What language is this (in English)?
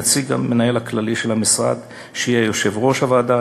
Hebrew